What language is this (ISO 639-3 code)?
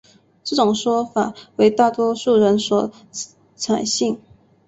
zho